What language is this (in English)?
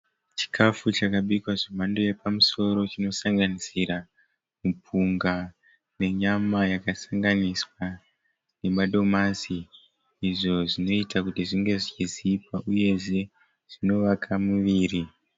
Shona